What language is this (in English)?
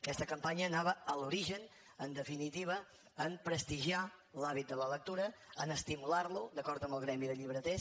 Catalan